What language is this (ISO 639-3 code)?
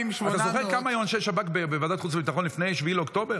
heb